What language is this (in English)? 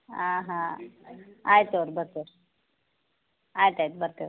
Kannada